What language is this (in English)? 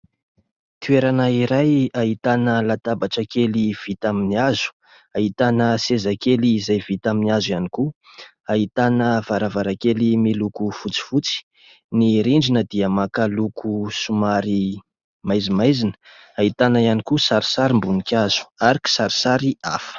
Malagasy